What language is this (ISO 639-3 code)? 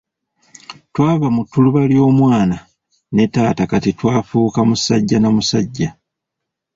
lug